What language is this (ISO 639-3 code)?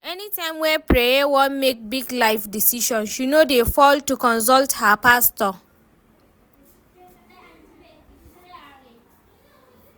pcm